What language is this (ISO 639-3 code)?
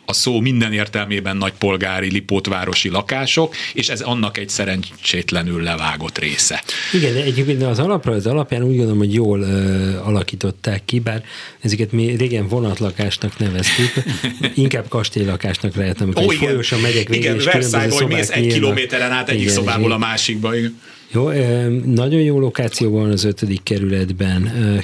hun